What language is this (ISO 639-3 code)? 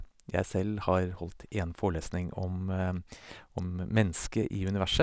nor